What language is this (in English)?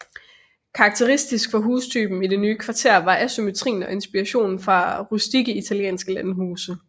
Danish